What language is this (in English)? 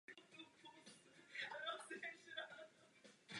Czech